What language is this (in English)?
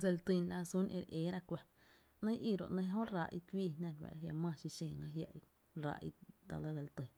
Tepinapa Chinantec